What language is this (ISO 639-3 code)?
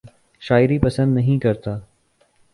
urd